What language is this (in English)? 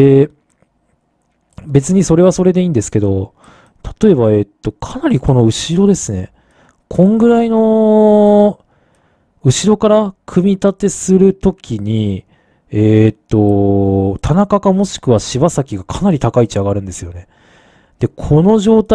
Japanese